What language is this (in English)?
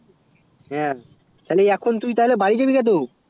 Bangla